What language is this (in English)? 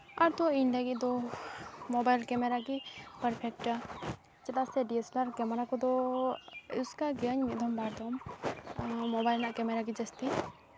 Santali